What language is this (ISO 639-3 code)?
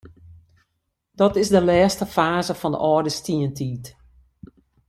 fry